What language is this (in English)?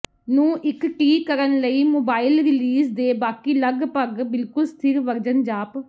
Punjabi